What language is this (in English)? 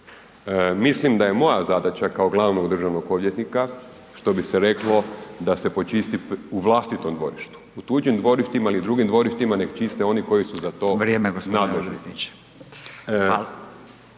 Croatian